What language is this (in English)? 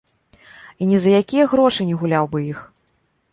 Belarusian